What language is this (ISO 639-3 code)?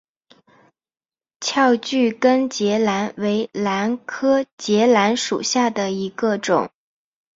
zho